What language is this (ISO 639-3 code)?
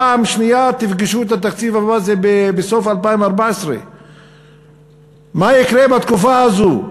heb